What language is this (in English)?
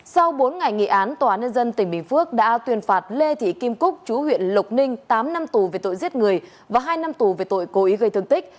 Vietnamese